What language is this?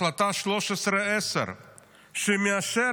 Hebrew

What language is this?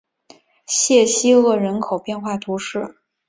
Chinese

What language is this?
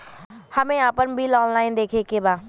Bhojpuri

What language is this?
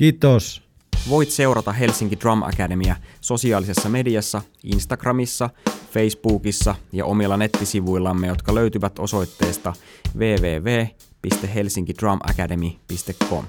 Finnish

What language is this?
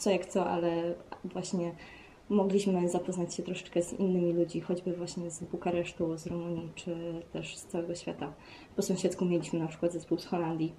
Polish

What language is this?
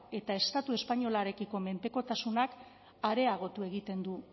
Basque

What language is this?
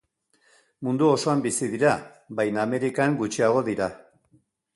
Basque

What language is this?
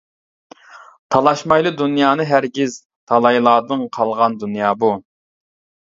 Uyghur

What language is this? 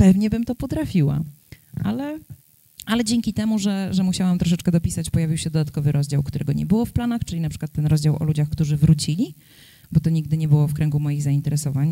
Polish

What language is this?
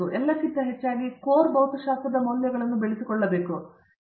Kannada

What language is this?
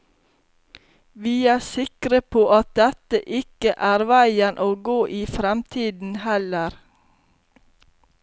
Norwegian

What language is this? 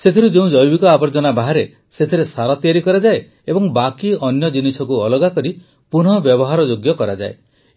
Odia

